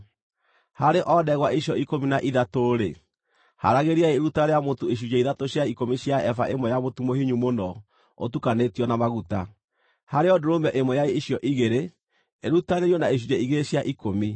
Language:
Kikuyu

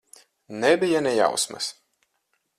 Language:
Latvian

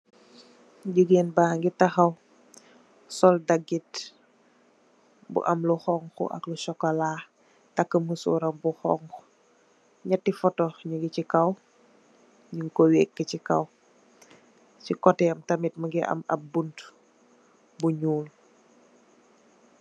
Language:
Wolof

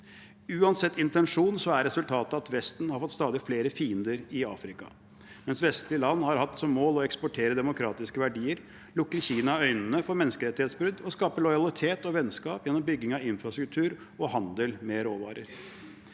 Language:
Norwegian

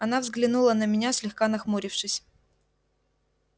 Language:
Russian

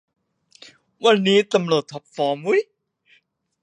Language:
Thai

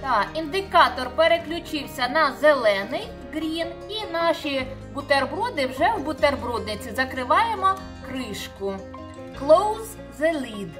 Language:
Ukrainian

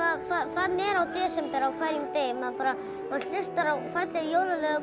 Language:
Icelandic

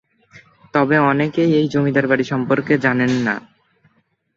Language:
Bangla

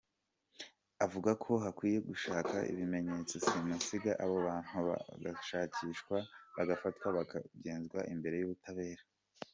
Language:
Kinyarwanda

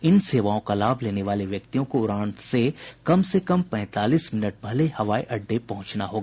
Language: Hindi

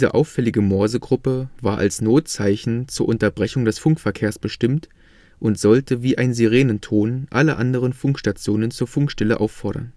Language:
German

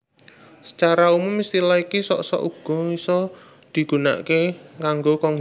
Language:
Javanese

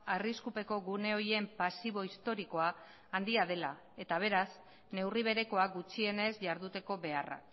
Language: Basque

